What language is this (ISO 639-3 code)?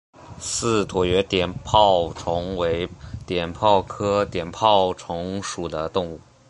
zho